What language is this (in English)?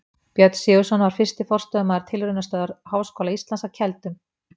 Icelandic